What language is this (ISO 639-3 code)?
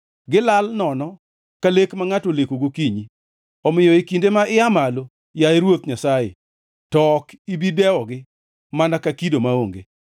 luo